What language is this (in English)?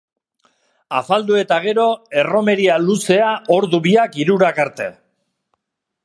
Basque